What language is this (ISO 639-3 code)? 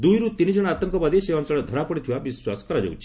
ori